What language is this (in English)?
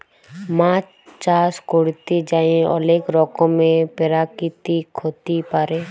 Bangla